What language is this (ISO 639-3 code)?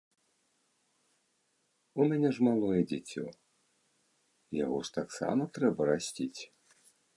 bel